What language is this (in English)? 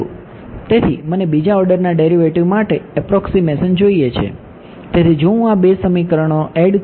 Gujarati